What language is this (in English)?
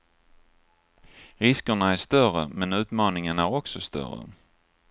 Swedish